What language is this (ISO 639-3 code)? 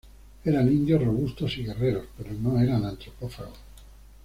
spa